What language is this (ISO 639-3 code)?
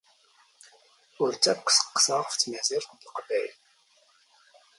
zgh